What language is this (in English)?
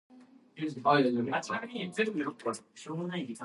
English